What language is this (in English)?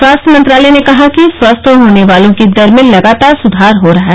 Hindi